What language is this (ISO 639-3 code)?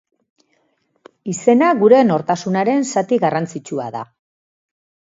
eus